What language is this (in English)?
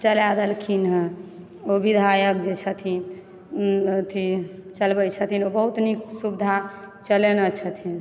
Maithili